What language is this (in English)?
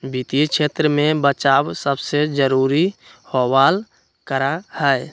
Magahi